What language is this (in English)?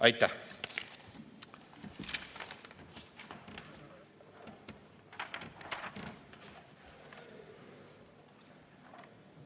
Estonian